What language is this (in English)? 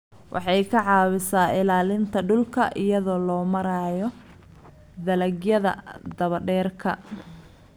Somali